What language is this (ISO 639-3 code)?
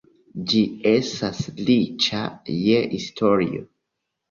epo